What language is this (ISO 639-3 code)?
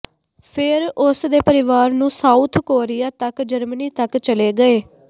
pan